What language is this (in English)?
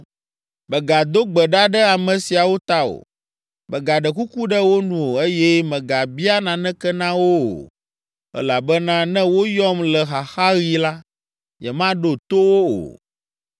Ewe